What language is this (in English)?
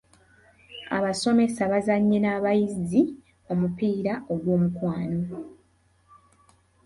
Ganda